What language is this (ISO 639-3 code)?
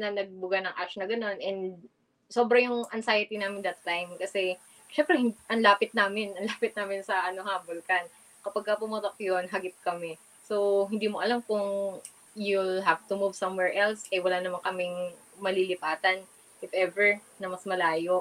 fil